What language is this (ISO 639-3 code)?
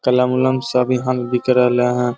mag